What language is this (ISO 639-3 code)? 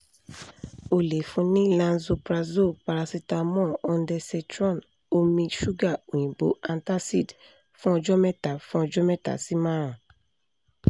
yor